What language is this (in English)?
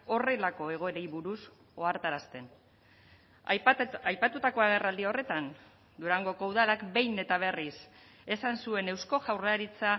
Basque